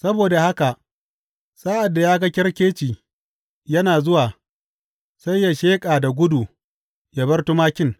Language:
Hausa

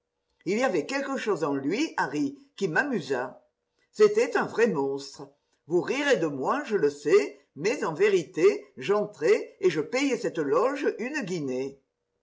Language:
French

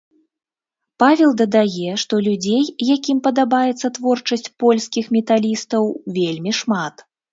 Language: Belarusian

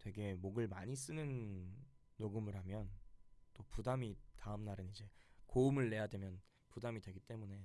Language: Korean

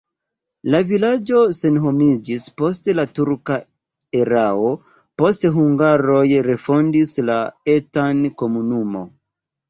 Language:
Esperanto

